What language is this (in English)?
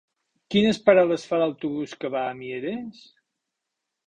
Catalan